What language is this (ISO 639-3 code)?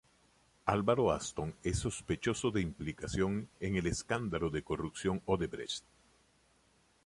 spa